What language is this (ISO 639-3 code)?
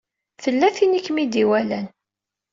kab